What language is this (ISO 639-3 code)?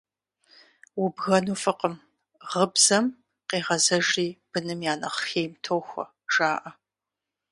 kbd